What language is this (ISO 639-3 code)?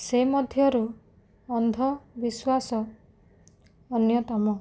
ori